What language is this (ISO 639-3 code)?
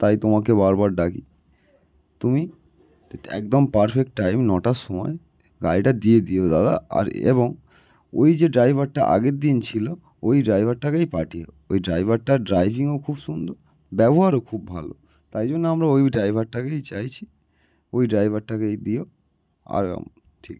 ben